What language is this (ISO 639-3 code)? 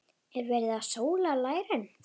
isl